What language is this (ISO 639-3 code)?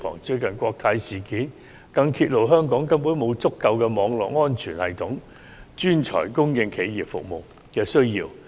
yue